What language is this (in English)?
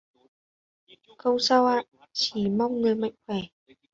Vietnamese